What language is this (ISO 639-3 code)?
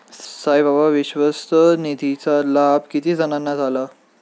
mar